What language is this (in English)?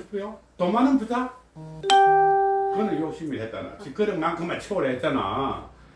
Korean